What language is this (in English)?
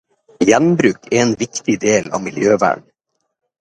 Norwegian Bokmål